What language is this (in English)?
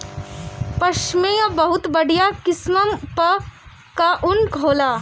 Bhojpuri